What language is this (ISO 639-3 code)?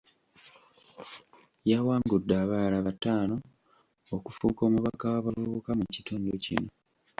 lug